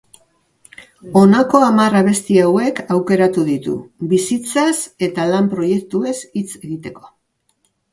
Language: Basque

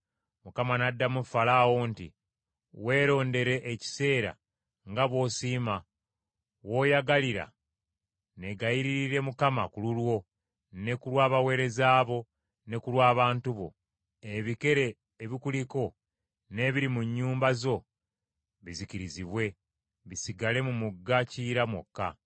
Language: Ganda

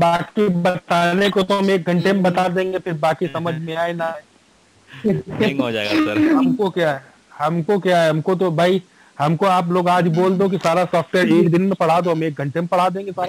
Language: Hindi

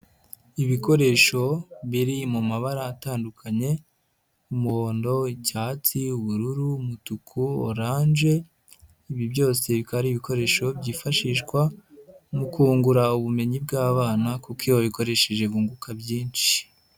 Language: Kinyarwanda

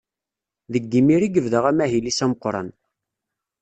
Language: Kabyle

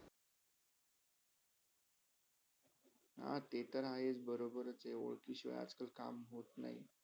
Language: Marathi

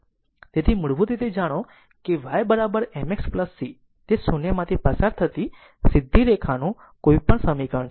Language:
Gujarati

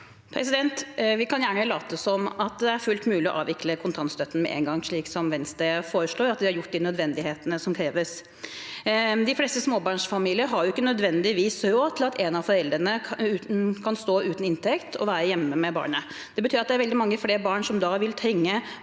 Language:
Norwegian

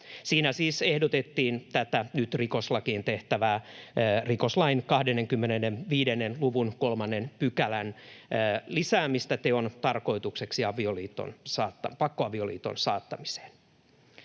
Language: Finnish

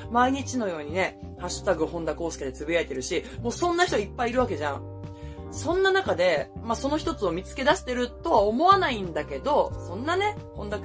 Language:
Japanese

